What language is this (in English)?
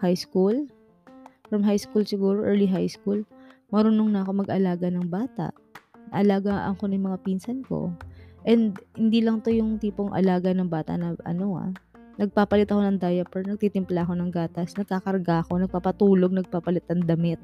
Filipino